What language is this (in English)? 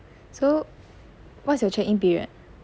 English